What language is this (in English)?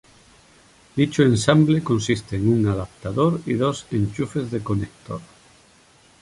Spanish